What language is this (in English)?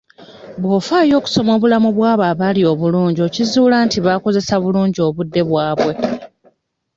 Ganda